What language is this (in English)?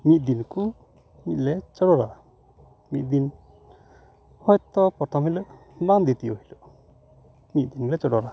Santali